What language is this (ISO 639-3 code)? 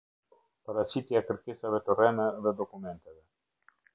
sqi